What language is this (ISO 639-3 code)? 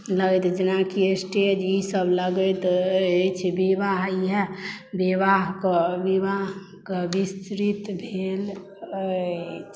mai